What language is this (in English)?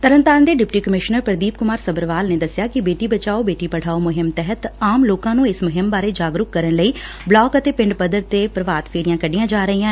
Punjabi